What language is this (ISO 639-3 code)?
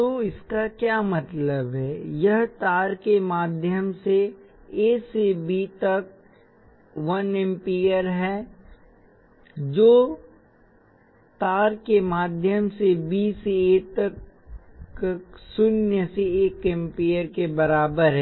hin